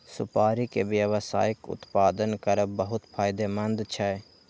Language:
Maithili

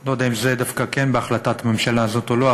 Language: Hebrew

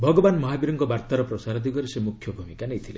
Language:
Odia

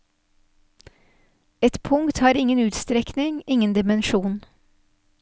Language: Norwegian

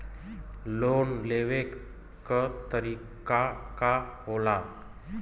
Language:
Bhojpuri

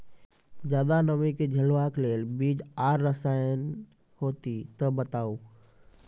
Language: Maithili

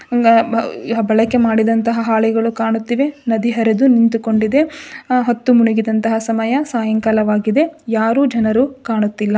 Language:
Kannada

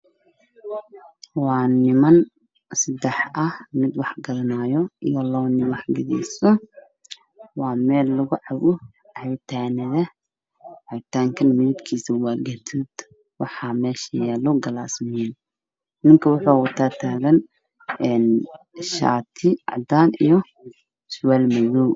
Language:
Somali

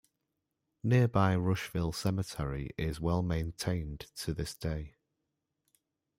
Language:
English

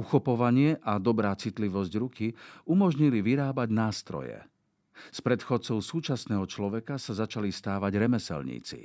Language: Slovak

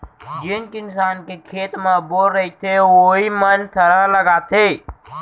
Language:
Chhattisgarhi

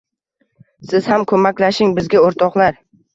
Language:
Uzbek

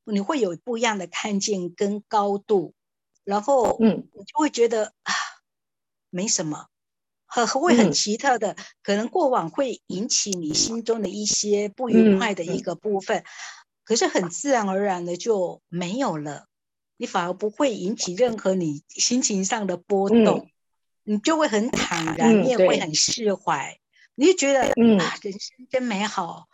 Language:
Chinese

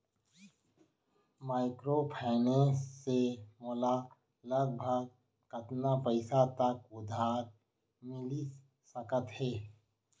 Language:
Chhattisgarhi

